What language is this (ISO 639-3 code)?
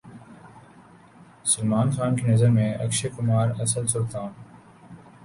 urd